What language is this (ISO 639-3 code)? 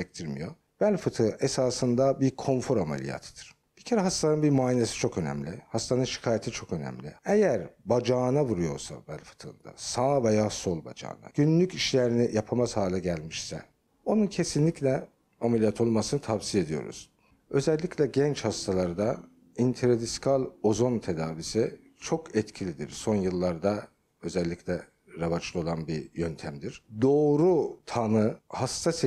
tur